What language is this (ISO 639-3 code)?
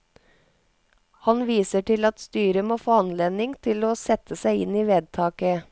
nor